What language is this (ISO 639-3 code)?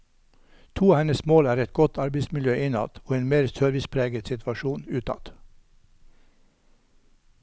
nor